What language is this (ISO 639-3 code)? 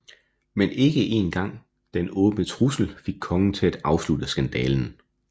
dan